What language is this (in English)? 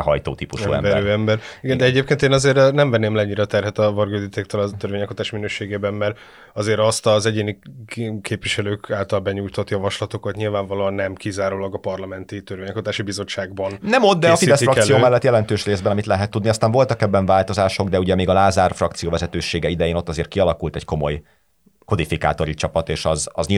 Hungarian